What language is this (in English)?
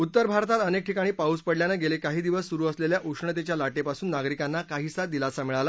Marathi